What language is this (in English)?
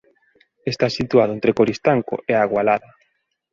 Galician